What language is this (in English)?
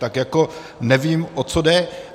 Czech